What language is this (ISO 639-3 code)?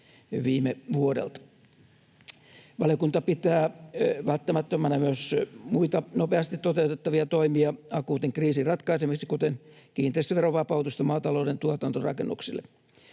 fin